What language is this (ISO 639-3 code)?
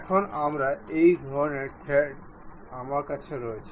ben